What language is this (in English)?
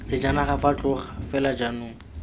Tswana